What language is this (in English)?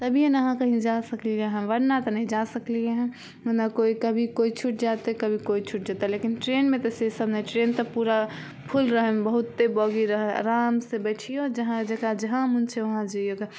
Maithili